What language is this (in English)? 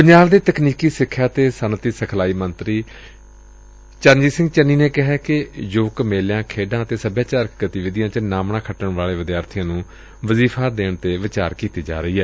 Punjabi